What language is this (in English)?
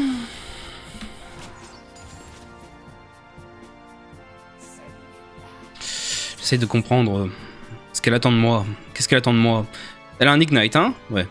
French